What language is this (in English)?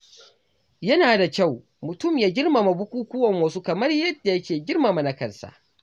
Hausa